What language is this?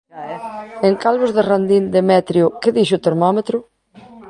Galician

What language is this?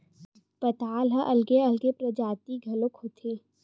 Chhattisgarhi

